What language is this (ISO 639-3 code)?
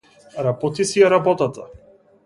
mkd